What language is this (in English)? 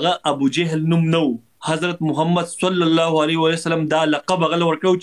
Arabic